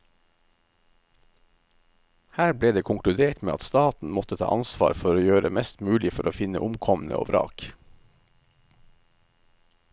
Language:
Norwegian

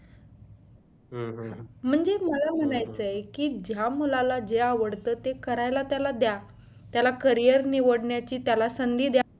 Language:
Marathi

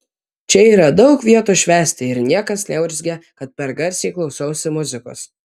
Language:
Lithuanian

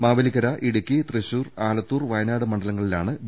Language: Malayalam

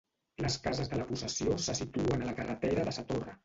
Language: Catalan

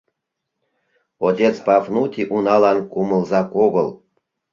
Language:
Mari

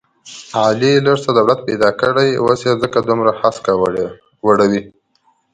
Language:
Pashto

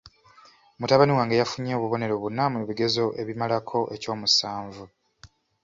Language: Ganda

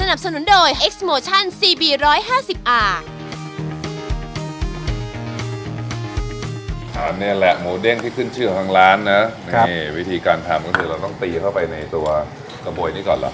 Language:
Thai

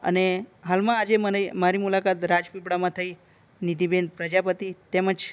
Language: Gujarati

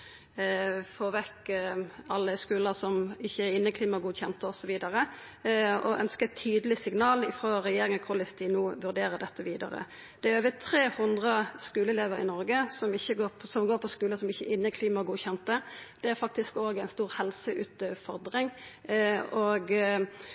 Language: Norwegian Nynorsk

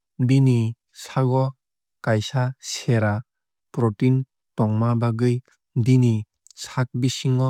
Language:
Kok Borok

